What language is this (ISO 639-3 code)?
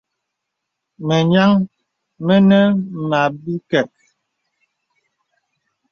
beb